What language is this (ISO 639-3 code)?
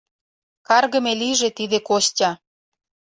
chm